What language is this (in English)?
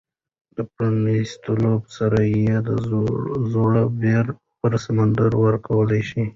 Pashto